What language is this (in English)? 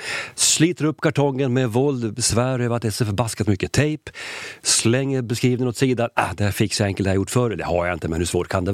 Swedish